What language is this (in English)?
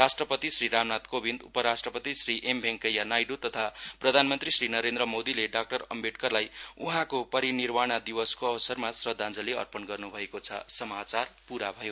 Nepali